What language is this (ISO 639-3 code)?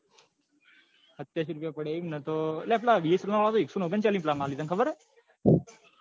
guj